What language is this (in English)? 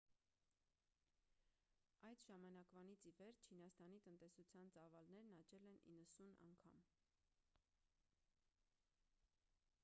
Armenian